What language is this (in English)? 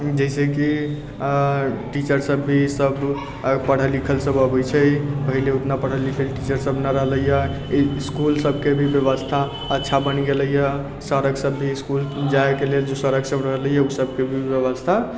Maithili